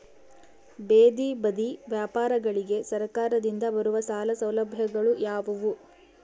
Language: Kannada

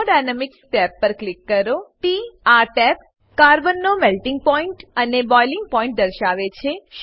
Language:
Gujarati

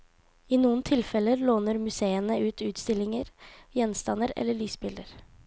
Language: Norwegian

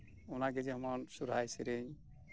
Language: Santali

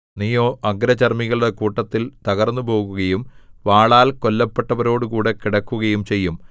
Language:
Malayalam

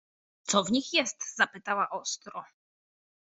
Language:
Polish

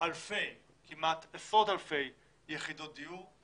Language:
Hebrew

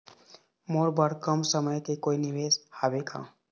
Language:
Chhattisgarhi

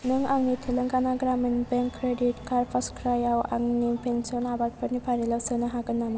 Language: Bodo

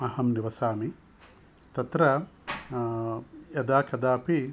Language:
Sanskrit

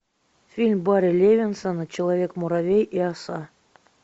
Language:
Russian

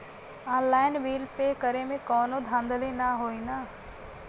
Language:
Bhojpuri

